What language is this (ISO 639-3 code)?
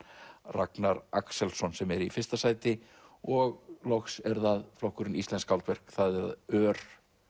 isl